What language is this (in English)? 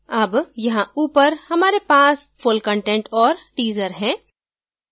Hindi